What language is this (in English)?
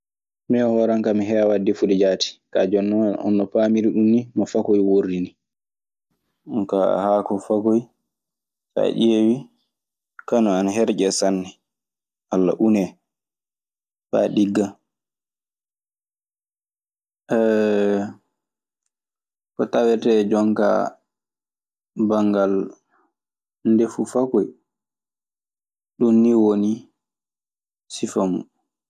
Maasina Fulfulde